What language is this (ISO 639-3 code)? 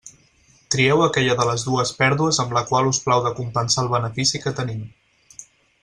cat